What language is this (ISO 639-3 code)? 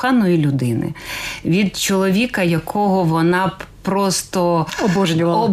ukr